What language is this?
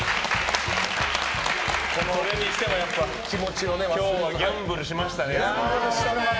Japanese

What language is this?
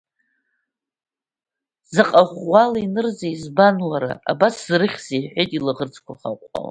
Abkhazian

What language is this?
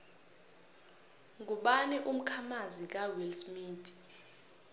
South Ndebele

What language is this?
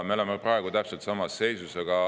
Estonian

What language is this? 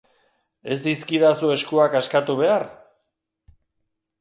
Basque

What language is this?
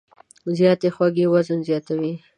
Pashto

